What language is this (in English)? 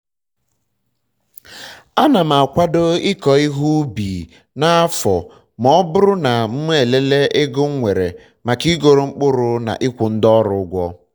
Igbo